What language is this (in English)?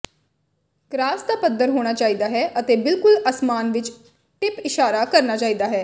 Punjabi